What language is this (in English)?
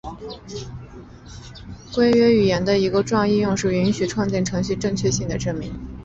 Chinese